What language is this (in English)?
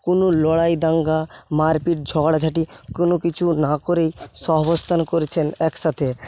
Bangla